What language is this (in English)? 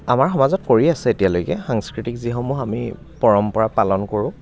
Assamese